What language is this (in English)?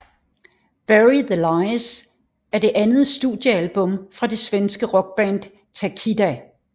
Danish